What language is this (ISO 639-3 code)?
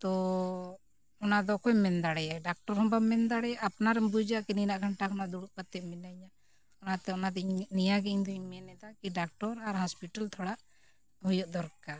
sat